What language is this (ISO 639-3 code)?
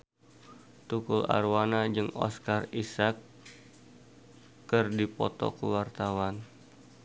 sun